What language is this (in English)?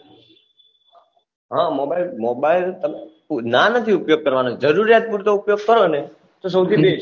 Gujarati